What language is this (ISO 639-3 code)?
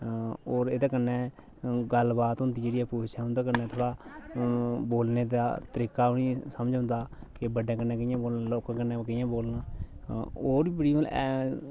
doi